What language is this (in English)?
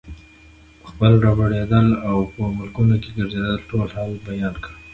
Pashto